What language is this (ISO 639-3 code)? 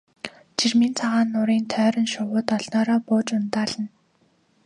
mon